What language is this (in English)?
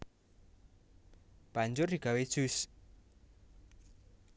Javanese